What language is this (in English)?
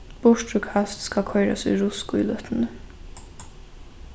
Faroese